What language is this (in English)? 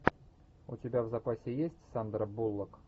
Russian